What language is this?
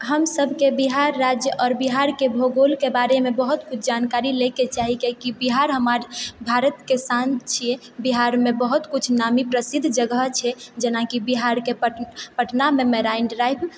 Maithili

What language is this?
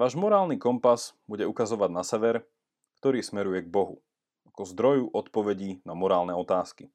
Slovak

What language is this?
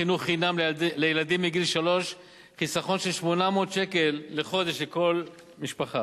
Hebrew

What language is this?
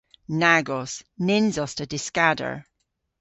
Cornish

